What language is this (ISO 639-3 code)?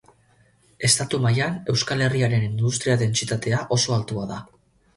eus